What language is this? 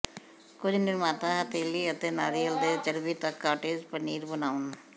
Punjabi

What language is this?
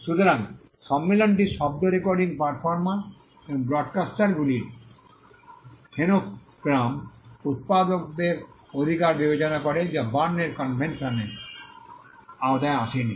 Bangla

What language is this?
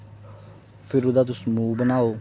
Dogri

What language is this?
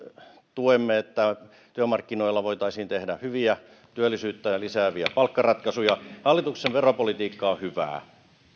Finnish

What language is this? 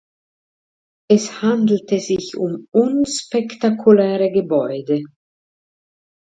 German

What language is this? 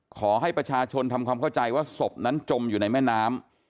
Thai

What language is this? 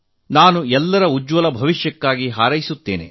Kannada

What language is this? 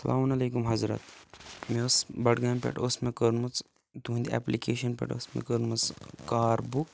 Kashmiri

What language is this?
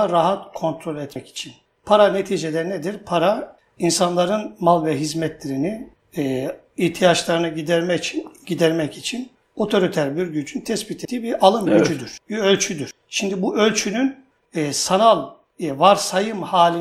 Turkish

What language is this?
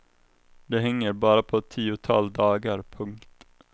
Swedish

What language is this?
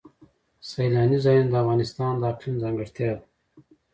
Pashto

